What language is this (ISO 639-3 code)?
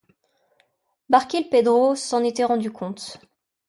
fra